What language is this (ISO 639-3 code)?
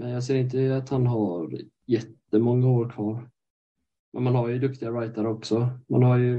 swe